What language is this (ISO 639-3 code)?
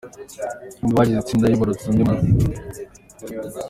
kin